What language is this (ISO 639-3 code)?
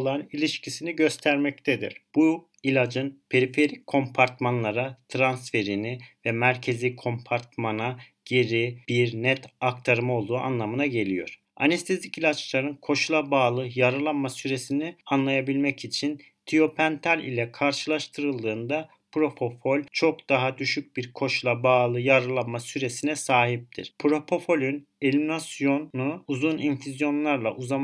tur